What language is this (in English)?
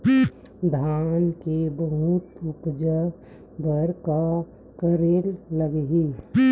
Chhattisgarhi